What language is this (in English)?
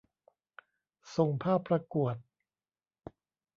Thai